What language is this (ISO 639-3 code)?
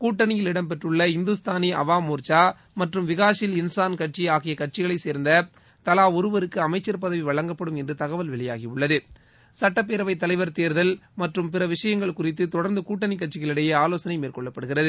tam